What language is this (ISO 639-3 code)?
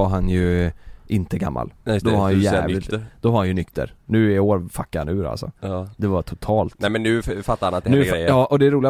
swe